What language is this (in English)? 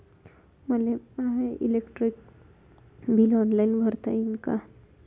Marathi